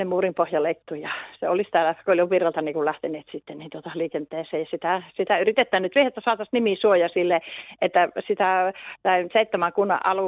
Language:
Finnish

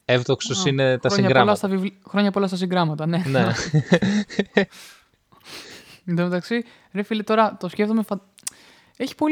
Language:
Greek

